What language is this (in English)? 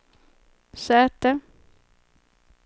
Swedish